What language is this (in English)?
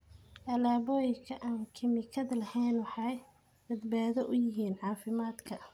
Somali